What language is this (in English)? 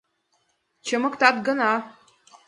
Mari